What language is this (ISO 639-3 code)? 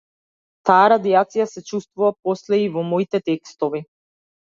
mkd